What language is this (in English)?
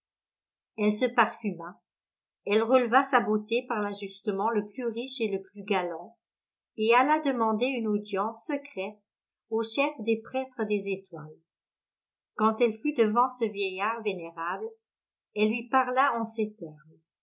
French